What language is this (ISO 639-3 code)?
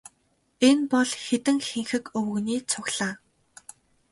mon